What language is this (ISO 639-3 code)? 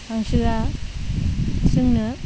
brx